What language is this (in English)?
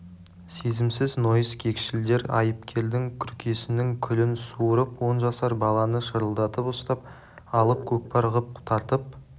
Kazakh